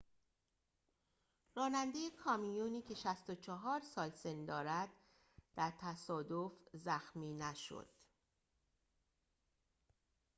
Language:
Persian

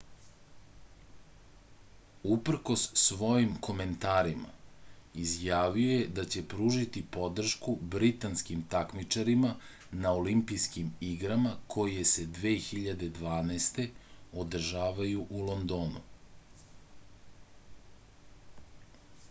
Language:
Serbian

